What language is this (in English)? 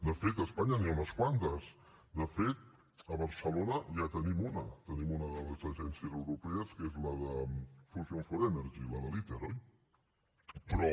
Catalan